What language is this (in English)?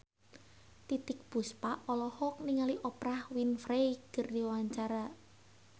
Sundanese